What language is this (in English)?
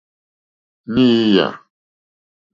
Mokpwe